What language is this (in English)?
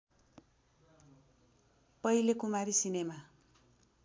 Nepali